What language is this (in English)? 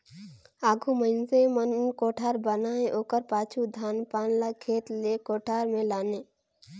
Chhattisgarhi